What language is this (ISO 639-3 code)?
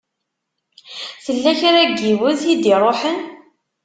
kab